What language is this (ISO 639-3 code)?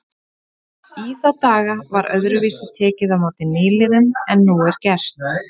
isl